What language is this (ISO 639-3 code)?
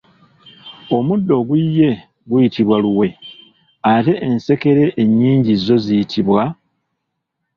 lug